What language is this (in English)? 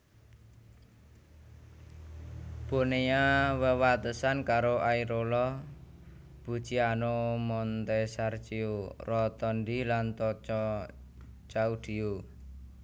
Javanese